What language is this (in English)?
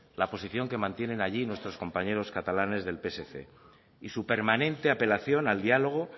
Spanish